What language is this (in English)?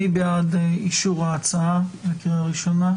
Hebrew